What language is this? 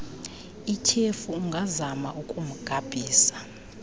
Xhosa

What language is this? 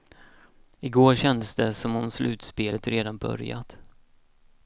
Swedish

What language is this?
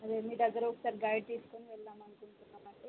Telugu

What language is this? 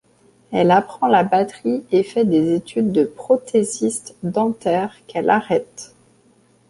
French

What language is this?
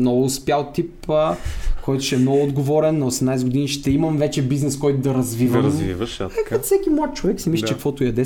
Bulgarian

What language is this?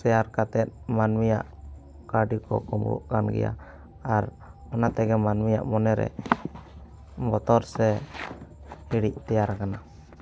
Santali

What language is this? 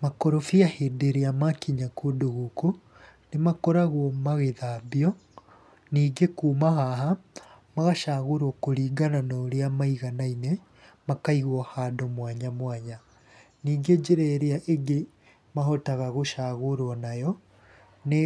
Kikuyu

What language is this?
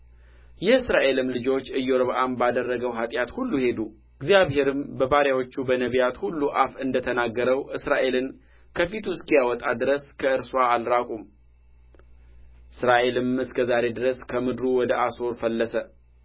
Amharic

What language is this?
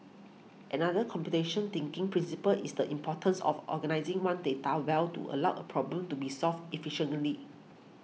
English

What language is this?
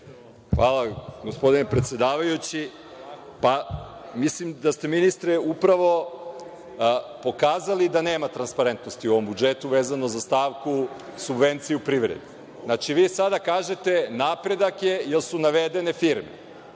Serbian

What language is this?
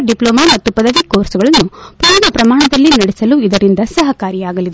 Kannada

